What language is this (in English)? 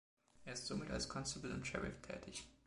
German